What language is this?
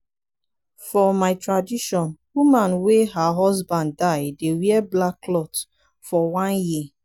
Nigerian Pidgin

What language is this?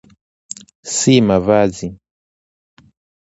Swahili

